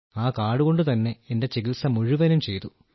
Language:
Malayalam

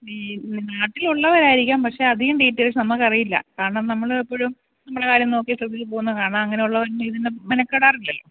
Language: Malayalam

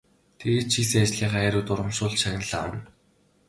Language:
Mongolian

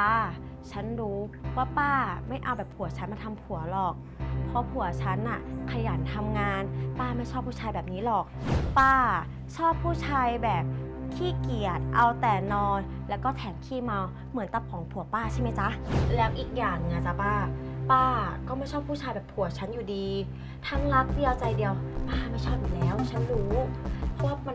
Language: Thai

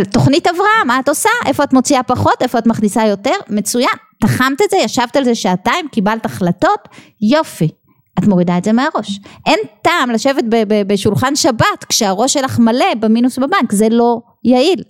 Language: Hebrew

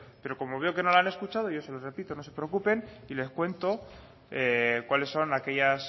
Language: Spanish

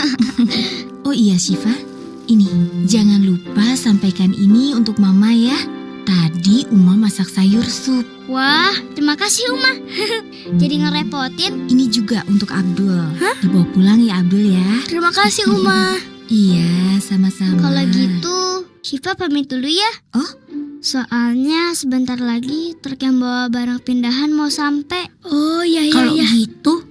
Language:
Indonesian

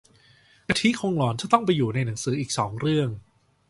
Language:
Thai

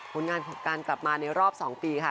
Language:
Thai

